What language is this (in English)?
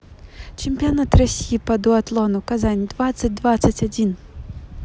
Russian